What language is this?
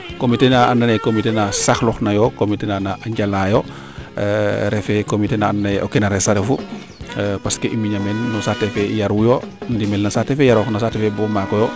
Serer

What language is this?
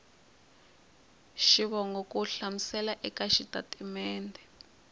Tsonga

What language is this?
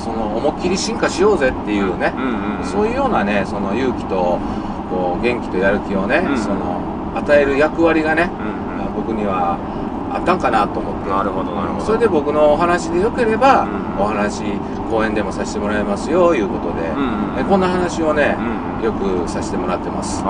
Japanese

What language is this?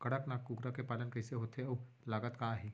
Chhattisgarhi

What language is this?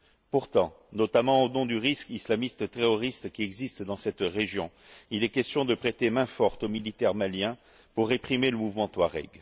French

